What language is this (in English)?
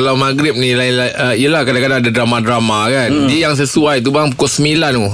Malay